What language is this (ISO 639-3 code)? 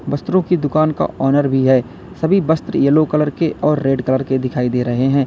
hin